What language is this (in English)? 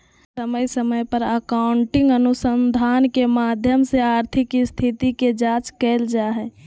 Magahi